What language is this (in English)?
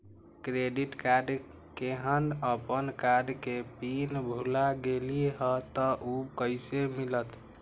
Magahi